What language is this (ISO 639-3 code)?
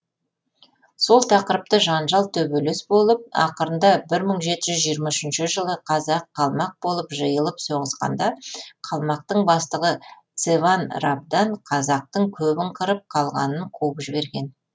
kaz